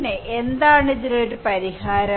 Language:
Malayalam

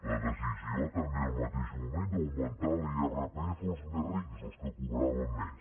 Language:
Catalan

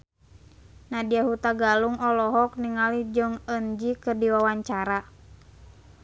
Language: Sundanese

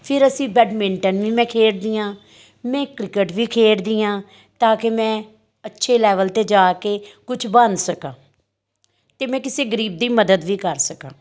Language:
Punjabi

